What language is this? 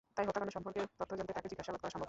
Bangla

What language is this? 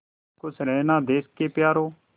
Hindi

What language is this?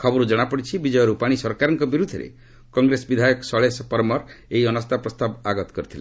Odia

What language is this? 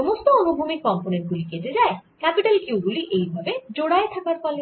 Bangla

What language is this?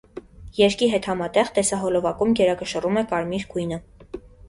Armenian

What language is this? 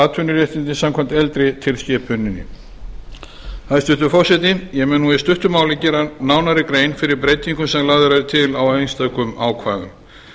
Icelandic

